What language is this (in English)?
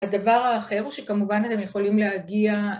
Hebrew